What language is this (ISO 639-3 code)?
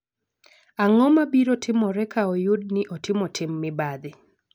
luo